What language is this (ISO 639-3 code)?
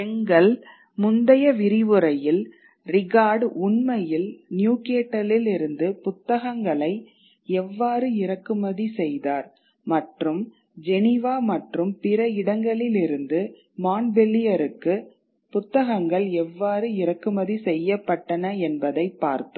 tam